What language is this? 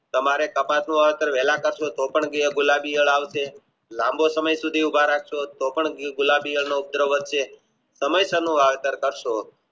Gujarati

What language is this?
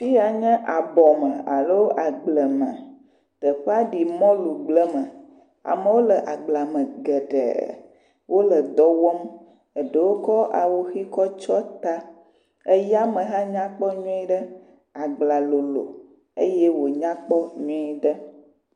Ewe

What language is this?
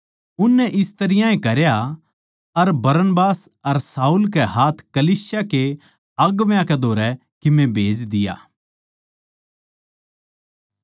Haryanvi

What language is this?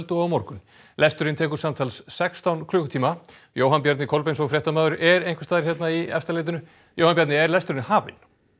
Icelandic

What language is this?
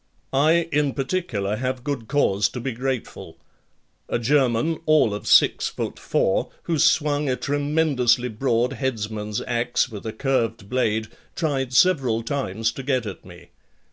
English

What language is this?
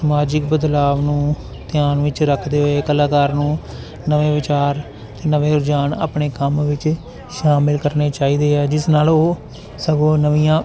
Punjabi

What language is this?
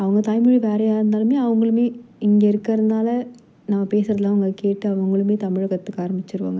Tamil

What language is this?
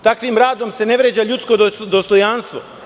Serbian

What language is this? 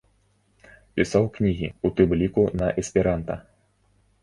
Belarusian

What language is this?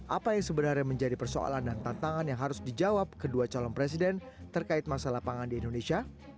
Indonesian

